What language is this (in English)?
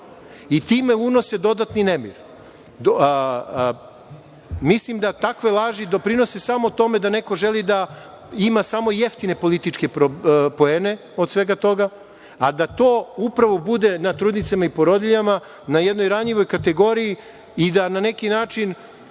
Serbian